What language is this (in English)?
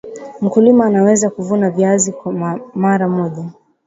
Swahili